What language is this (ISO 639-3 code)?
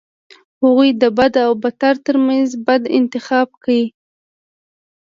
pus